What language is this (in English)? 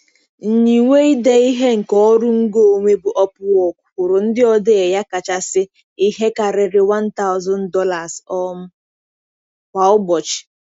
Igbo